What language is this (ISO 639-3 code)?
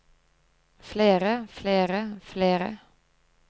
nor